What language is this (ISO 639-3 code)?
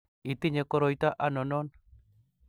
kln